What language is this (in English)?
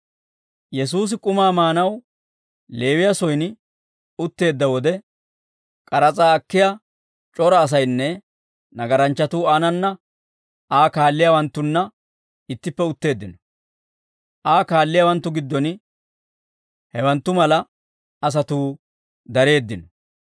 Dawro